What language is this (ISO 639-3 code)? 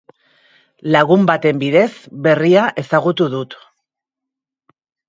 eus